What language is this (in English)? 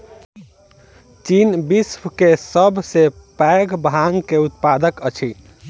Maithili